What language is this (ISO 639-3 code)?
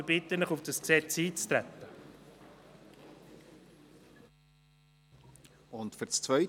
gsw